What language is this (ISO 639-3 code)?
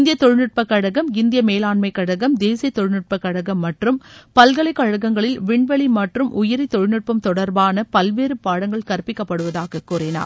tam